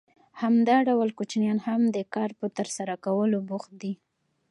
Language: Pashto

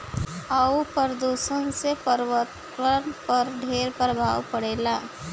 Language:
Bhojpuri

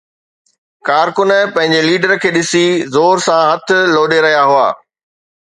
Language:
Sindhi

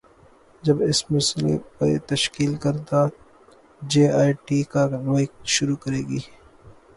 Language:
Urdu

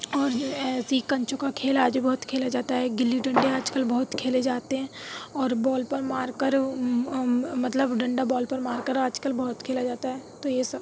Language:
Urdu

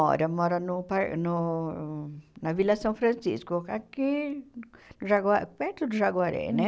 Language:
Portuguese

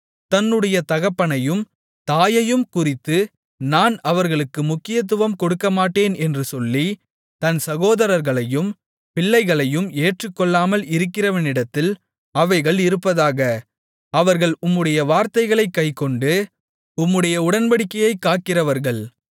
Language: Tamil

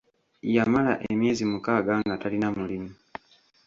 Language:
Ganda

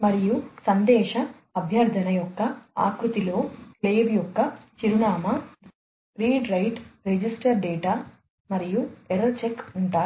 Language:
Telugu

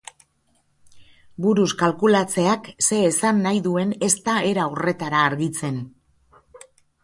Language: Basque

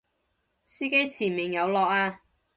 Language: Cantonese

